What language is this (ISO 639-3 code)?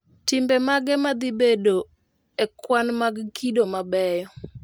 luo